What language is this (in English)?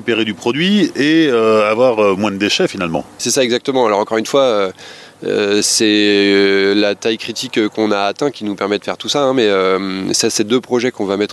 French